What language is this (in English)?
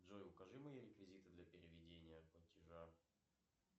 Russian